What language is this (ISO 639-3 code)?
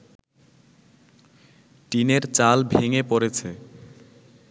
ben